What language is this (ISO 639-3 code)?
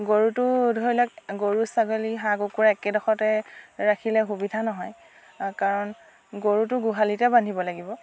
asm